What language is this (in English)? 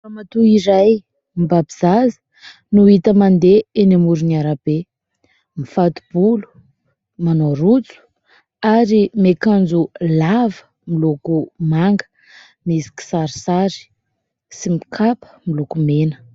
Malagasy